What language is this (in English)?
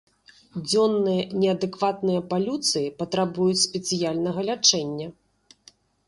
Belarusian